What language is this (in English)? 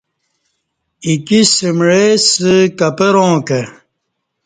Kati